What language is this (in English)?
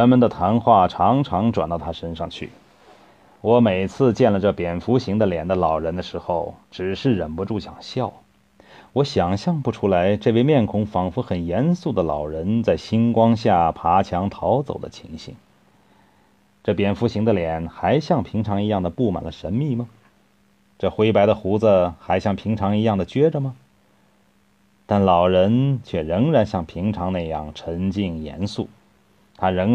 Chinese